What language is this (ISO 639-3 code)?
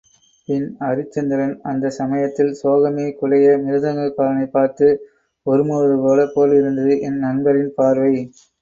tam